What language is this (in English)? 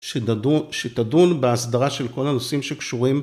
Hebrew